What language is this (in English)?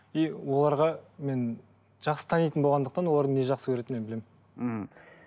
Kazakh